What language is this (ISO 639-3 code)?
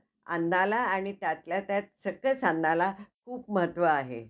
mar